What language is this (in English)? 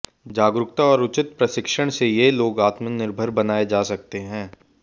Hindi